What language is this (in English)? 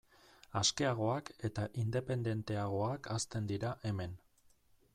Basque